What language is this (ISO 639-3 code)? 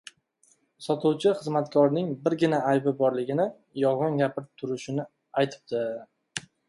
uzb